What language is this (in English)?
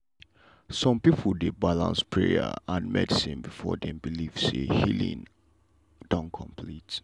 Nigerian Pidgin